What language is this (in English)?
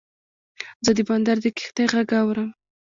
Pashto